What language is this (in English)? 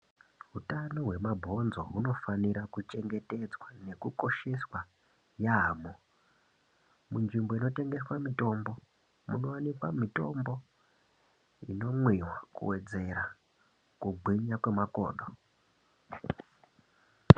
Ndau